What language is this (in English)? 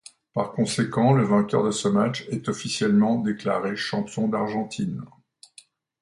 French